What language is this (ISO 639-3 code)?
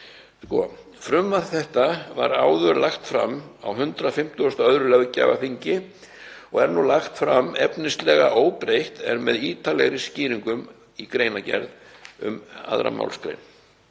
isl